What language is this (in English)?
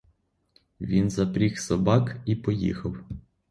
Ukrainian